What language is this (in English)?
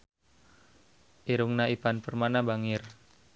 Sundanese